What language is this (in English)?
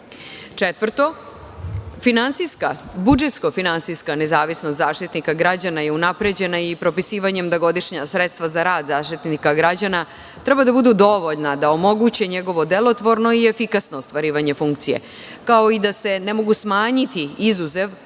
Serbian